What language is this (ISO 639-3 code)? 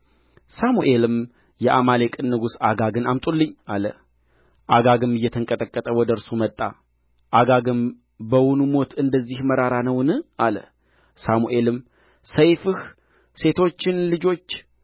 amh